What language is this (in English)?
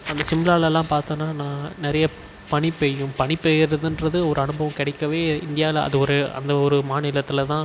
Tamil